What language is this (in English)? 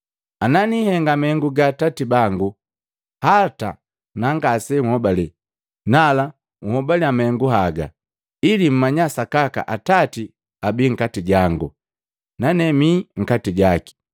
Matengo